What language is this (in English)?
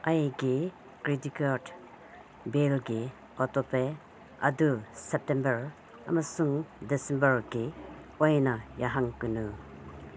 Manipuri